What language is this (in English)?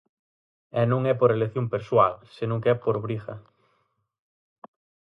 Galician